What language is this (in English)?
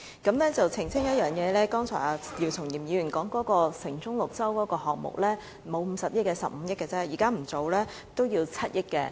Cantonese